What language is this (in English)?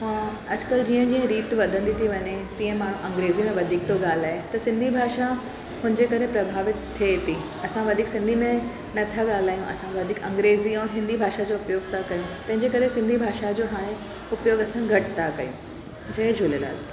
Sindhi